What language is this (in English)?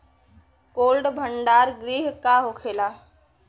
Bhojpuri